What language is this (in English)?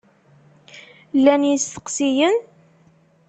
Kabyle